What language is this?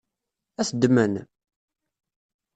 Kabyle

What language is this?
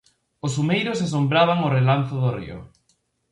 Galician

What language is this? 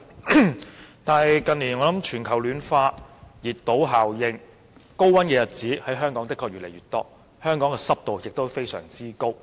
Cantonese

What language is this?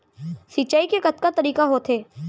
Chhattisgarhi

